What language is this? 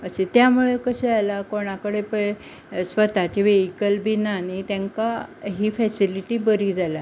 Konkani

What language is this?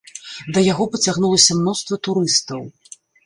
Belarusian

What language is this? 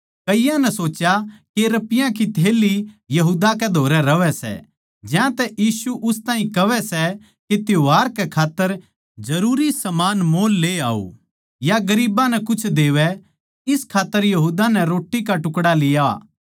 Haryanvi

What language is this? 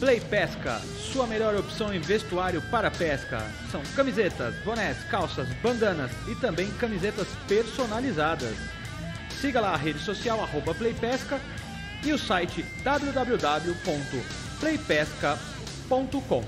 Portuguese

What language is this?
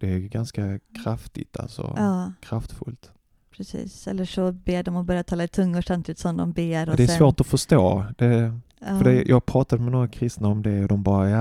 Swedish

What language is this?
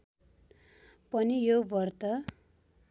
Nepali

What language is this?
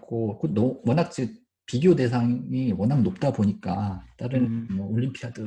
Korean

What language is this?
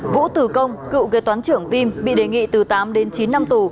Vietnamese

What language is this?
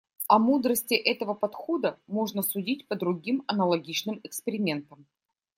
Russian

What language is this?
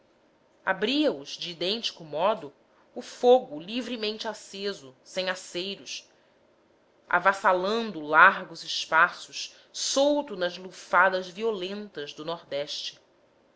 Portuguese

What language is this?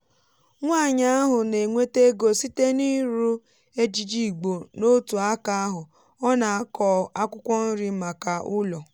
Igbo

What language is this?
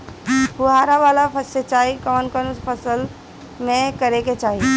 Bhojpuri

